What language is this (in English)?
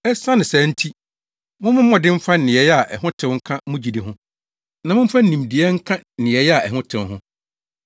Akan